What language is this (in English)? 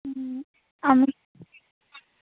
Bangla